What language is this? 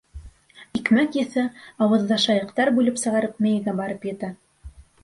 Bashkir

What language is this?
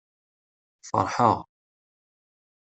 Kabyle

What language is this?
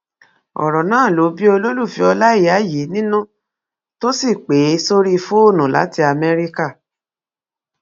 Yoruba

